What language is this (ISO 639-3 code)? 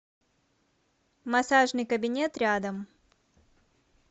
rus